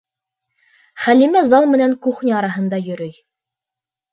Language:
Bashkir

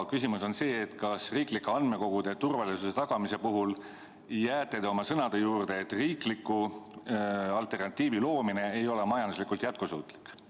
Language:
Estonian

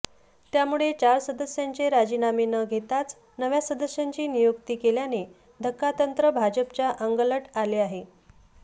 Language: Marathi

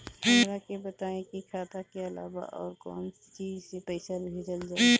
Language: Bhojpuri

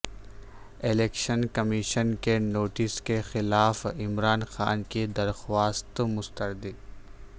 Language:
Urdu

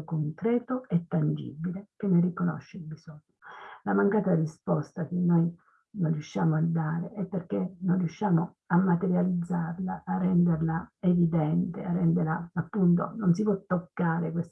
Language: Italian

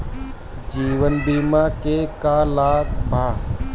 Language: Bhojpuri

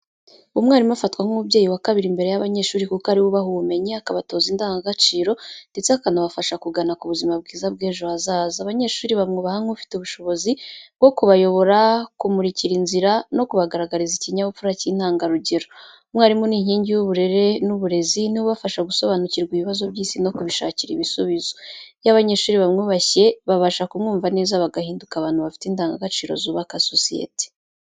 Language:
Kinyarwanda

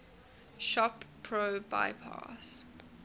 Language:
English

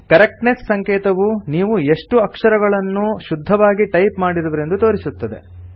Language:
Kannada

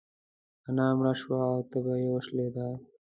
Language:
Pashto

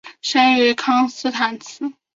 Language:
Chinese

